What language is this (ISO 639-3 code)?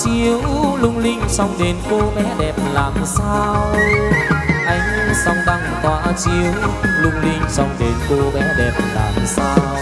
vie